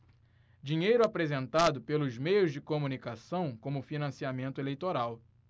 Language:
Portuguese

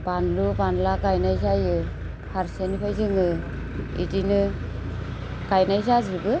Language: Bodo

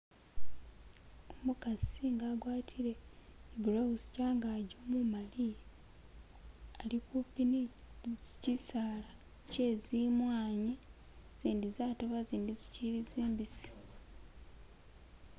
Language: Masaaba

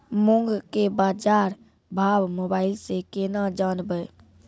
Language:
Maithili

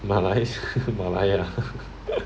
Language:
English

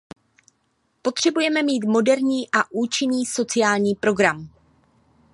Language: Czech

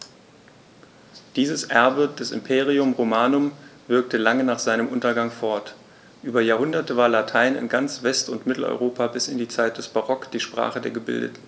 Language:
German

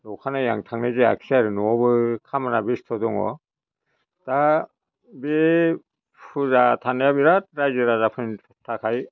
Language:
Bodo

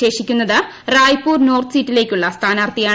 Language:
Malayalam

